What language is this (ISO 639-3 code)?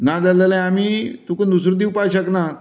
kok